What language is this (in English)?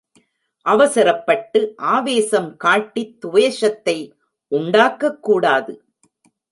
Tamil